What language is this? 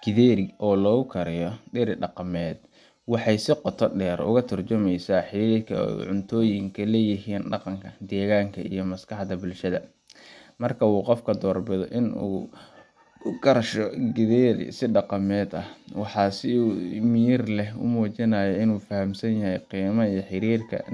Somali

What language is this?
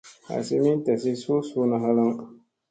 Musey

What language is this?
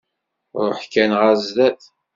Kabyle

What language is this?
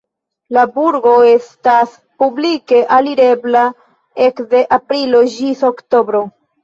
Esperanto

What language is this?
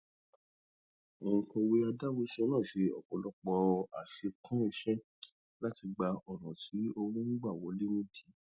Yoruba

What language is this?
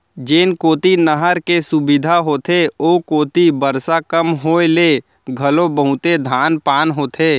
Chhattisgarhi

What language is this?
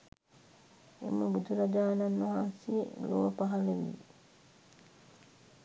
Sinhala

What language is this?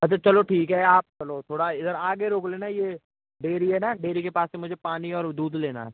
Hindi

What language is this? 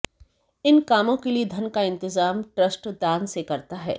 Hindi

